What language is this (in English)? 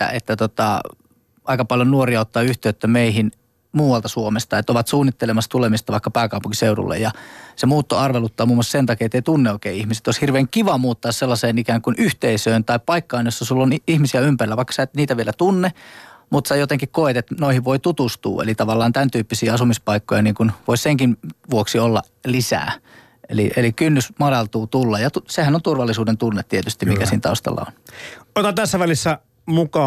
Finnish